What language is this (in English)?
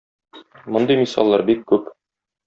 Tatar